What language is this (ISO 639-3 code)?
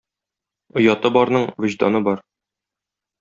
tat